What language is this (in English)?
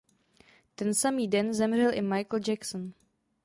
Czech